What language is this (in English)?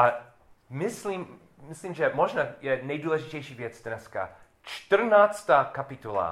Czech